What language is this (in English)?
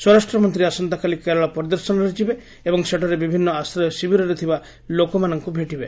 Odia